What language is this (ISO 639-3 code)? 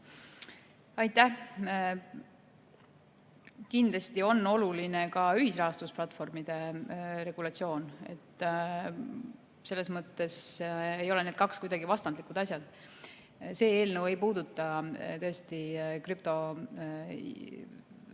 est